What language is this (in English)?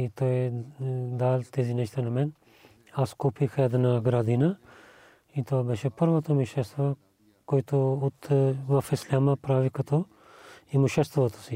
Bulgarian